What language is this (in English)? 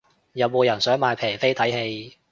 Cantonese